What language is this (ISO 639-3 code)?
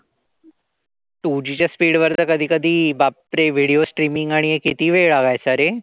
mar